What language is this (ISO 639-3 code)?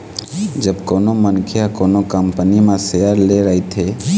hne